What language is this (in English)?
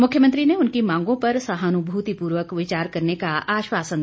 Hindi